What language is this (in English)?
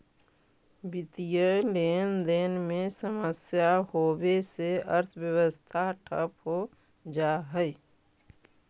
Magahi